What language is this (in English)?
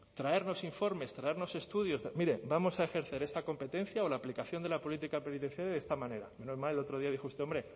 Spanish